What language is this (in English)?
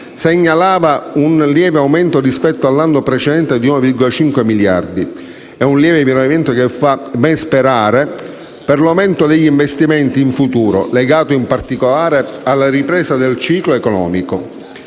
Italian